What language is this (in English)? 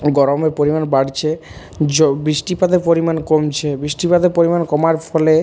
Bangla